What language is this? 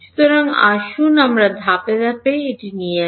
Bangla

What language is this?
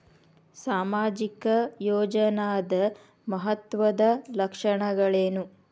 Kannada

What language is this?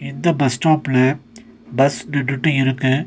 Tamil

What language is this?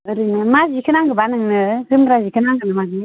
Bodo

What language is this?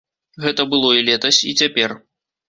Belarusian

